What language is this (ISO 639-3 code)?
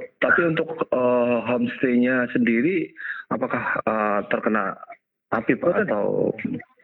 ind